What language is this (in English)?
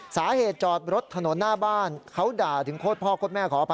Thai